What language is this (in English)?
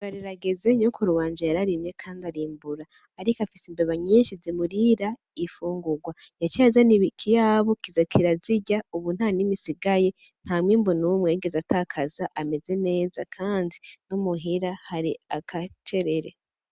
Rundi